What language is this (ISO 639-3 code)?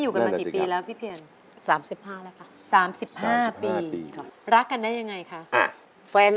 tha